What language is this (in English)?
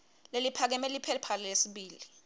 Swati